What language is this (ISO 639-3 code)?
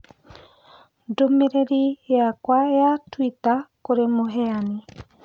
kik